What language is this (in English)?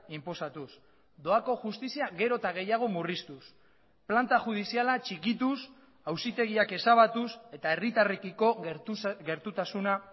Basque